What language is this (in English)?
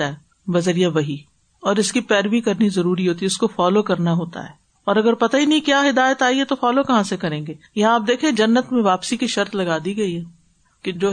Urdu